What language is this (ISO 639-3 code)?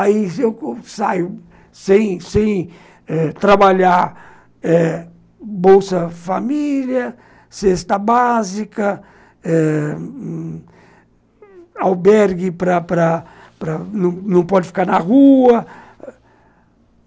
por